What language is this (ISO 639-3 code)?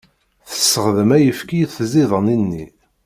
kab